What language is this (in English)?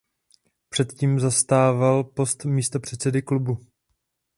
Czech